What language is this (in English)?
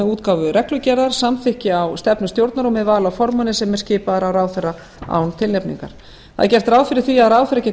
Icelandic